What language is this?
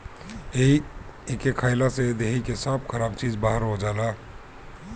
Bhojpuri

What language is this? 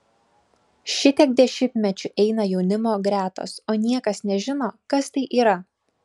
Lithuanian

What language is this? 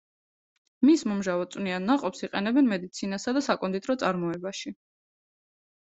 Georgian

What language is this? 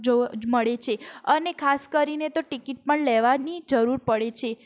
Gujarati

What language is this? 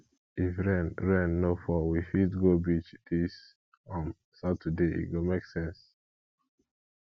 Nigerian Pidgin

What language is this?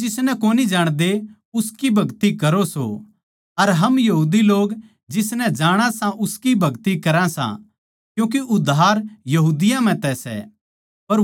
Haryanvi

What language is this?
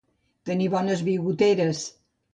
Catalan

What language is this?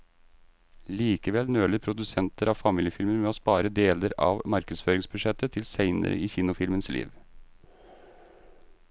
Norwegian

